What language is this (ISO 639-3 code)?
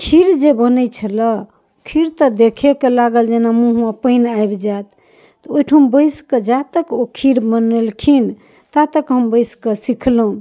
mai